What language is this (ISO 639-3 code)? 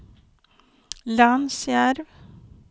swe